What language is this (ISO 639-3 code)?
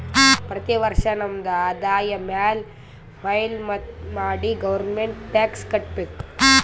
kan